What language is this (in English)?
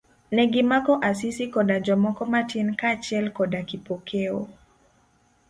Luo (Kenya and Tanzania)